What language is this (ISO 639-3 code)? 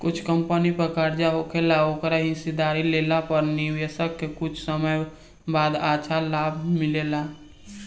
bho